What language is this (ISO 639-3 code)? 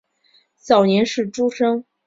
zho